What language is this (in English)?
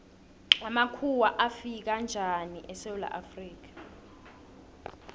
South Ndebele